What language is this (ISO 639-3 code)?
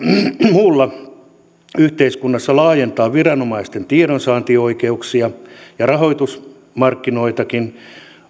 fin